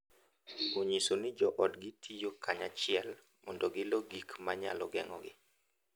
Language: Luo (Kenya and Tanzania)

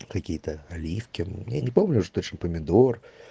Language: Russian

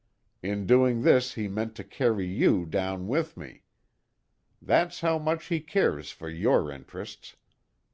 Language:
English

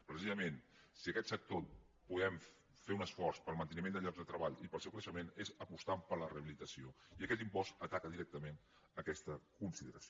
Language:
Catalan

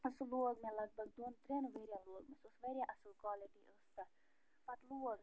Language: Kashmiri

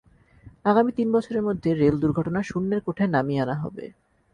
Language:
Bangla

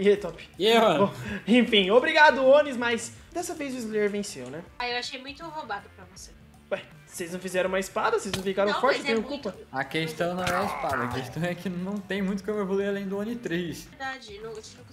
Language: Portuguese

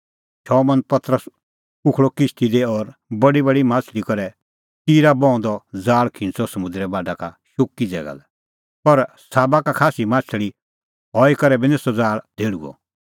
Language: Kullu Pahari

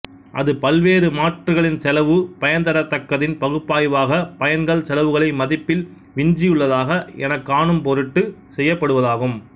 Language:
Tamil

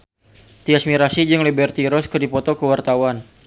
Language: Sundanese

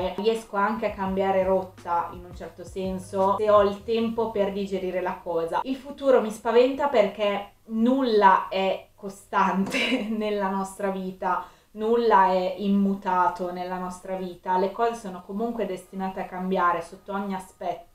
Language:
Italian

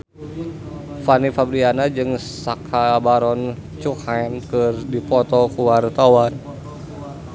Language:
Sundanese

